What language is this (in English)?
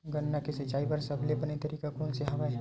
Chhattisgarhi